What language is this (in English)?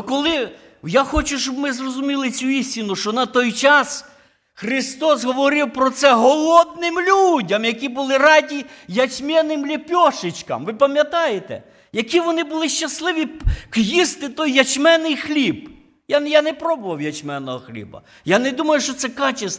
Ukrainian